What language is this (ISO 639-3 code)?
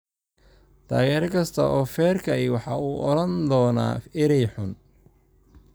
som